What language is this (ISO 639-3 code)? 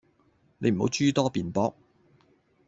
yue